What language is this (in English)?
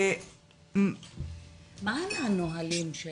Hebrew